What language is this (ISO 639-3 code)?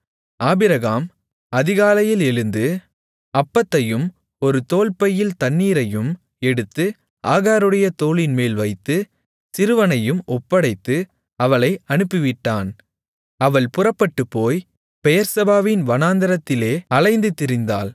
tam